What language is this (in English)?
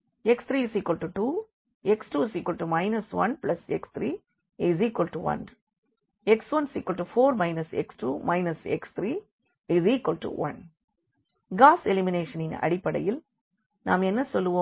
Tamil